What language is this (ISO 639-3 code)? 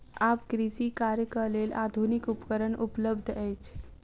mai